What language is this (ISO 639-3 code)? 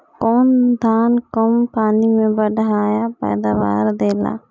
bho